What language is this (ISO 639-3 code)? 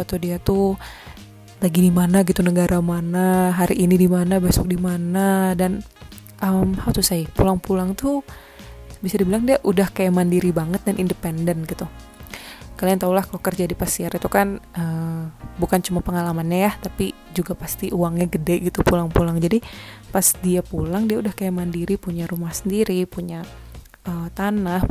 ind